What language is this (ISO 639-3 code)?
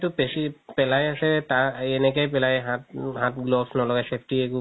asm